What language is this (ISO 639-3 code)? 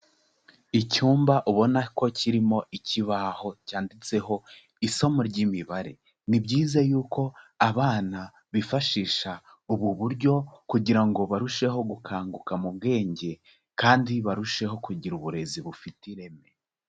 kin